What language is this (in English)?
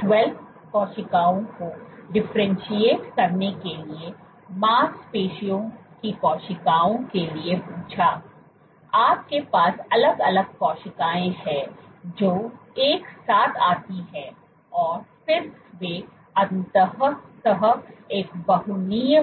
Hindi